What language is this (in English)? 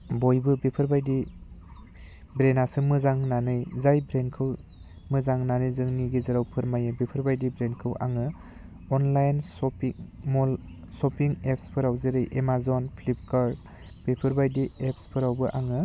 Bodo